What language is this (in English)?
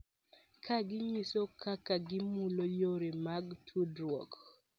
Luo (Kenya and Tanzania)